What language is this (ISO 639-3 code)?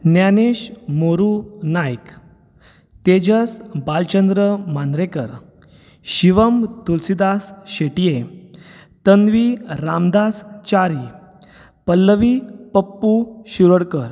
kok